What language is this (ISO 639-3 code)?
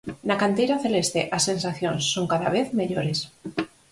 glg